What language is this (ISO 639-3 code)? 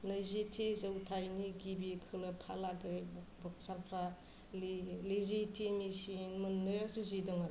brx